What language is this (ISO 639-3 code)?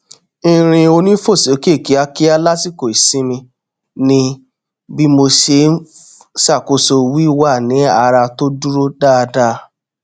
yor